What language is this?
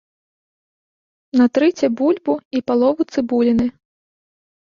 Belarusian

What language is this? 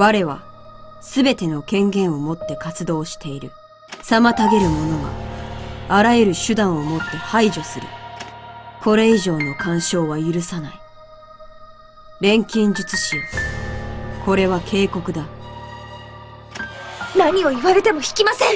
Japanese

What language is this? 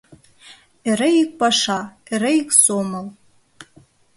Mari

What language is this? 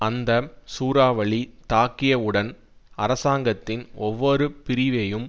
Tamil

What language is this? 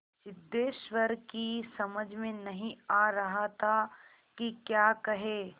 Hindi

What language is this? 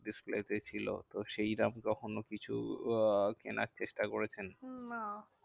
Bangla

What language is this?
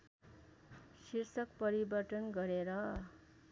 Nepali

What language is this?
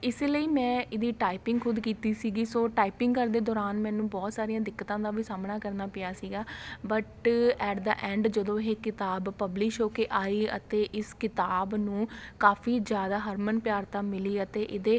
Punjabi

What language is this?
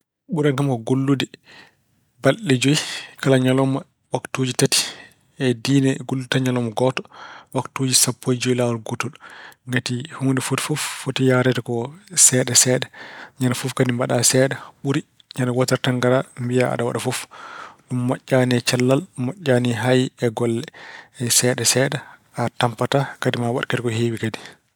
Fula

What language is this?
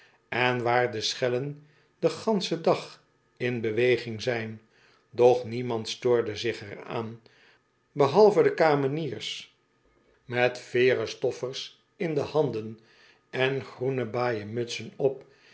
Dutch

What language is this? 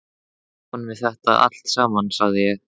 Icelandic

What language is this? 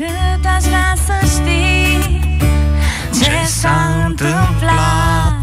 Romanian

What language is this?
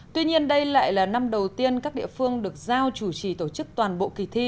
Vietnamese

